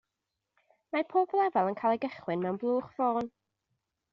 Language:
Welsh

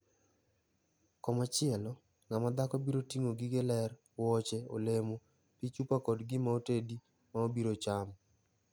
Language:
Luo (Kenya and Tanzania)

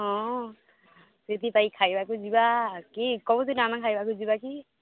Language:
Odia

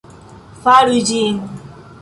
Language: Esperanto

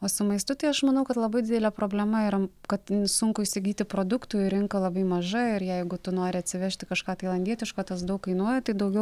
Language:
Lithuanian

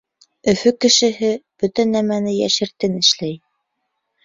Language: Bashkir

